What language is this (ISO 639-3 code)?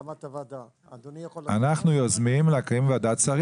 heb